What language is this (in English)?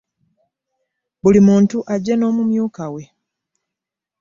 Ganda